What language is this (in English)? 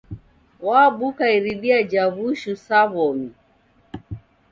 Taita